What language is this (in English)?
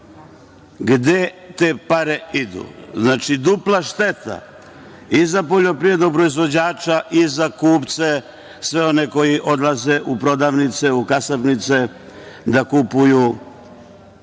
Serbian